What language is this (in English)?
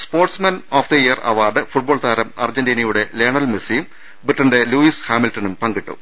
Malayalam